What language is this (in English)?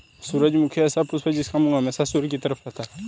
Hindi